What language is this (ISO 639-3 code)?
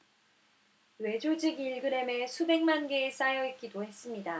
kor